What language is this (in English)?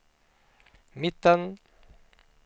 Swedish